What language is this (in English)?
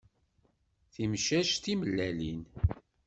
Kabyle